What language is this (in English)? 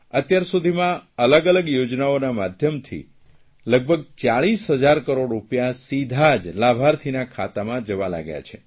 Gujarati